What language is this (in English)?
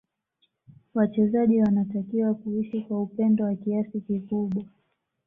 Swahili